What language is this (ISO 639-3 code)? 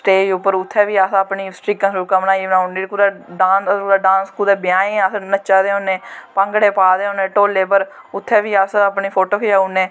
doi